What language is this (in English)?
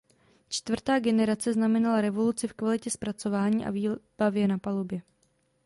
Czech